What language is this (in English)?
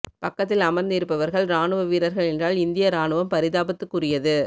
Tamil